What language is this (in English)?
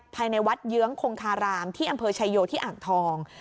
Thai